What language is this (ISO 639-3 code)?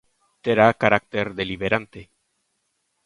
glg